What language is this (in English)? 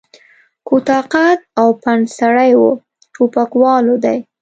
Pashto